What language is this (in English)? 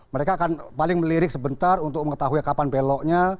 Indonesian